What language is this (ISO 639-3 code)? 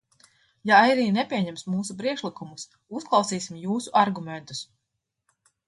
lav